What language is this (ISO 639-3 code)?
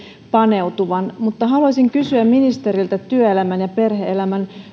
fin